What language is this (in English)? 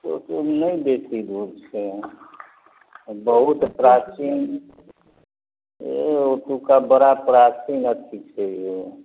Maithili